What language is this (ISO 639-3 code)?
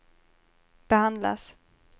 swe